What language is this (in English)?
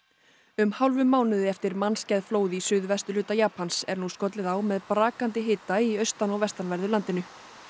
Icelandic